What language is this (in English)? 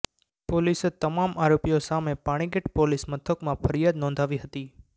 Gujarati